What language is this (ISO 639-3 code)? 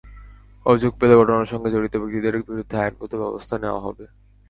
ben